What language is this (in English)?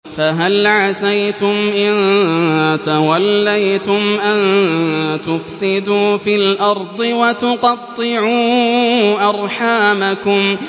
Arabic